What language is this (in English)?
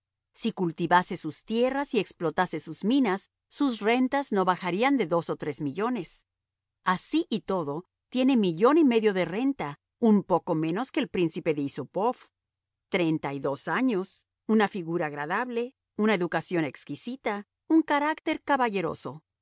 Spanish